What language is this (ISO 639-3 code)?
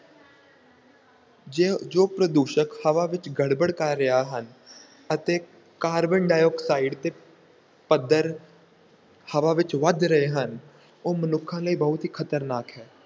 pan